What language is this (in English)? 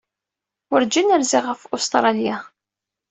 Kabyle